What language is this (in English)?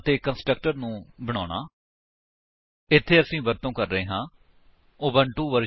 Punjabi